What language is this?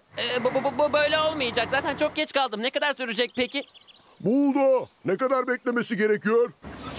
Turkish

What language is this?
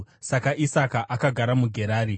Shona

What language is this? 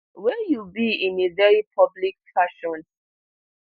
Nigerian Pidgin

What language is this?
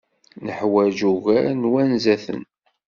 Kabyle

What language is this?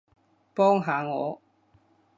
Cantonese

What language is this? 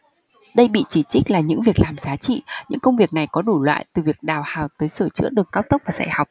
Vietnamese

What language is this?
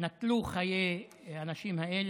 Hebrew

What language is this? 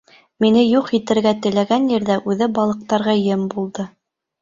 Bashkir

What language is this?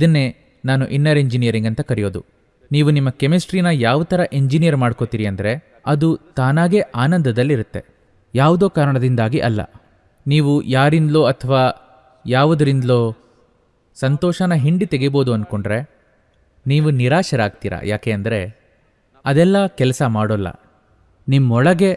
Japanese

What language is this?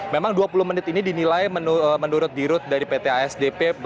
Indonesian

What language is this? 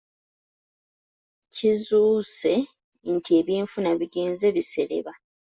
Ganda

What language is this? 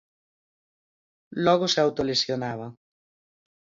Galician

